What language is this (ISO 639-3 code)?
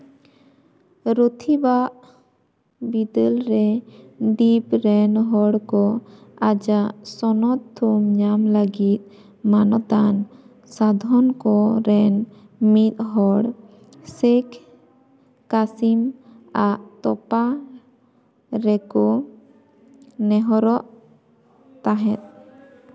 sat